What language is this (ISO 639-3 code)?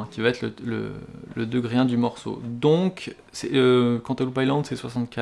fra